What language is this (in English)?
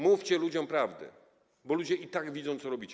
Polish